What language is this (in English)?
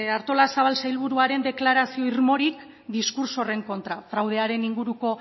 Basque